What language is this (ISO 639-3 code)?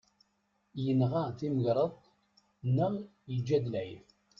kab